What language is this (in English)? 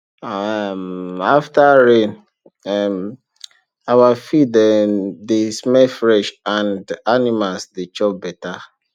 Nigerian Pidgin